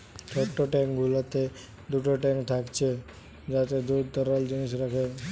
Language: Bangla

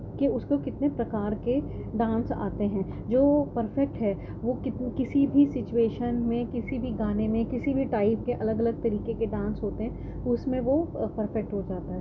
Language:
Urdu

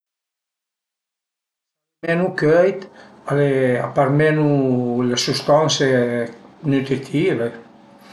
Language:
Piedmontese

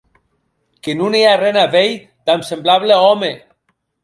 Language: Occitan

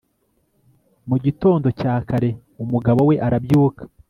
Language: Kinyarwanda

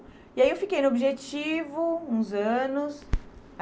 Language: Portuguese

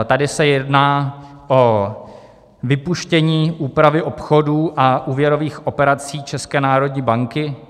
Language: Czech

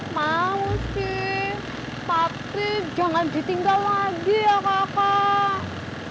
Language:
Indonesian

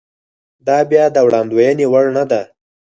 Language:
Pashto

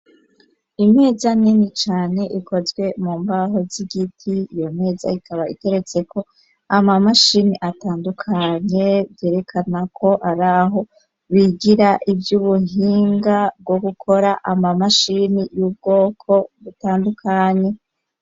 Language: Rundi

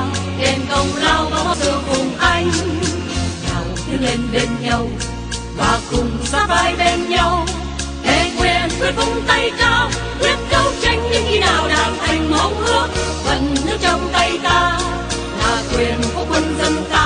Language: Thai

